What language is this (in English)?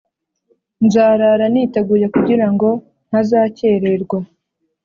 Kinyarwanda